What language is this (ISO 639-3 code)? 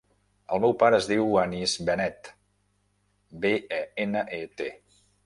cat